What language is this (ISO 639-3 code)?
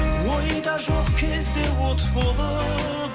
kaz